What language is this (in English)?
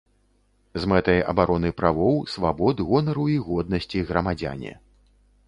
Belarusian